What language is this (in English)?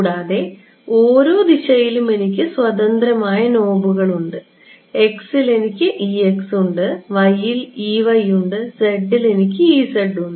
Malayalam